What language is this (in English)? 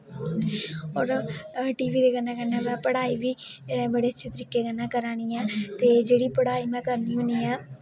Dogri